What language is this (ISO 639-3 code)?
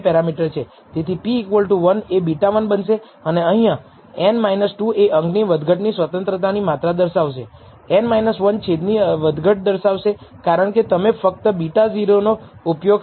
guj